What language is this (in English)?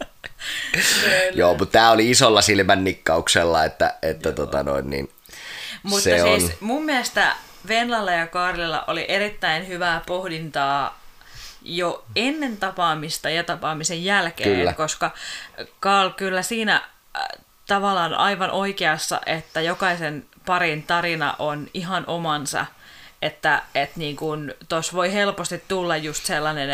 Finnish